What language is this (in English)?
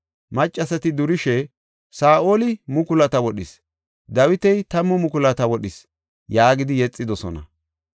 Gofa